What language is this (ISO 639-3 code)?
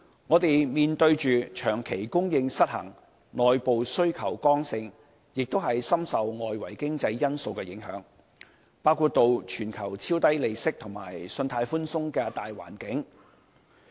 yue